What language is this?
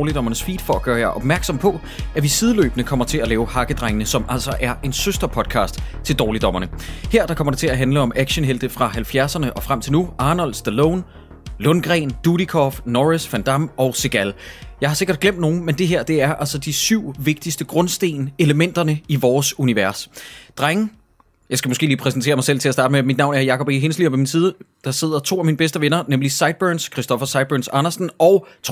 Danish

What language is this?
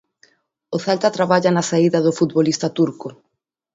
Galician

